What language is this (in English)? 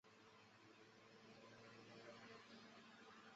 Chinese